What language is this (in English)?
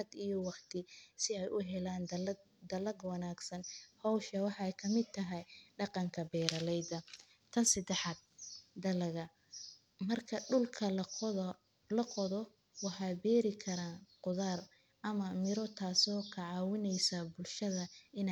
Somali